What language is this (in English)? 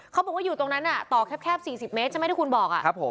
Thai